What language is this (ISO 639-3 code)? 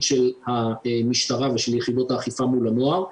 heb